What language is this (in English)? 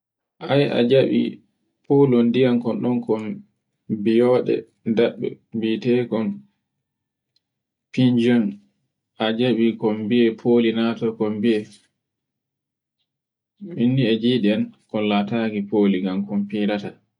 Borgu Fulfulde